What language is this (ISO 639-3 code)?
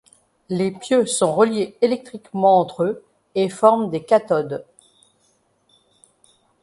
fra